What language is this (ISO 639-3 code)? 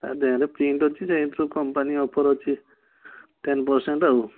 ori